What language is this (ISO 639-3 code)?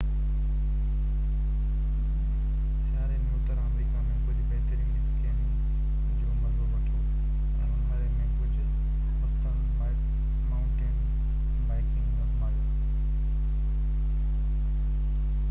snd